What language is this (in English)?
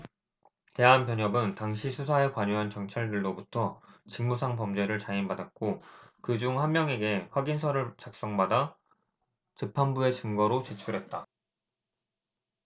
Korean